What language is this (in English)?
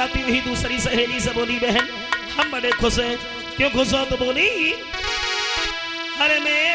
Arabic